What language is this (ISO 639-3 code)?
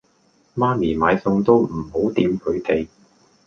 yue